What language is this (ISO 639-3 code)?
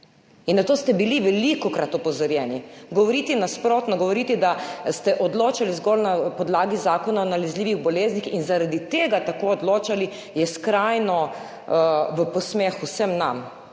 slv